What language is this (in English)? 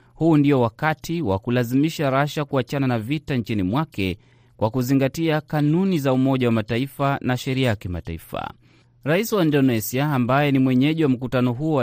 Swahili